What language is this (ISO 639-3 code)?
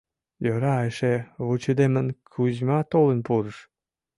chm